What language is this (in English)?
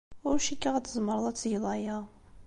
Kabyle